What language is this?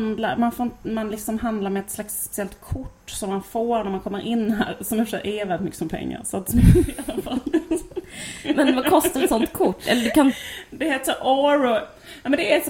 Swedish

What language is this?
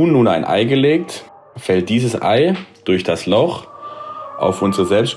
German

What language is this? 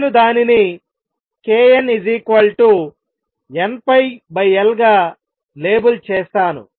Telugu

